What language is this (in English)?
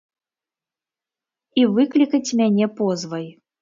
Belarusian